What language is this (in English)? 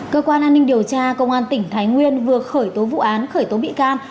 Vietnamese